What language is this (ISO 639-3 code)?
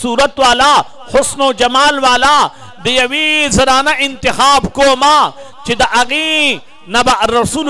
ara